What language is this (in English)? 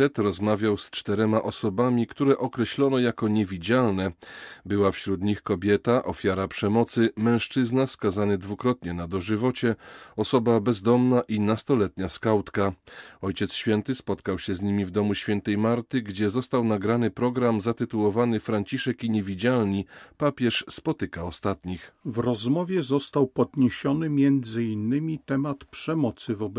Polish